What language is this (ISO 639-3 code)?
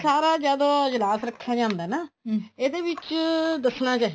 pan